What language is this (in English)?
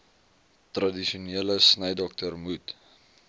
Afrikaans